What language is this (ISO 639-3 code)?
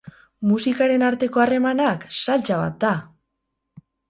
eus